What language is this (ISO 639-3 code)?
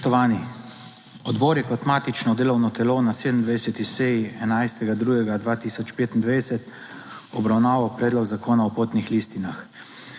slv